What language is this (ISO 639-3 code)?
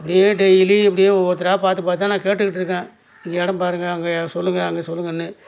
tam